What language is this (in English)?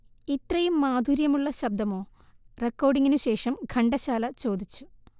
Malayalam